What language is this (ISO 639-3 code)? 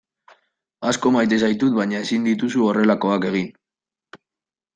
eus